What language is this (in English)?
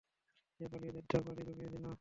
Bangla